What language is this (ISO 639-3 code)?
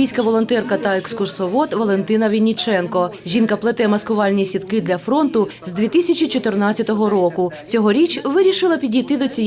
ukr